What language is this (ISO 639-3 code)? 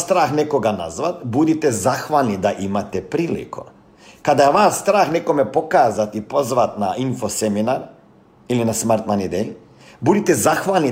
hrv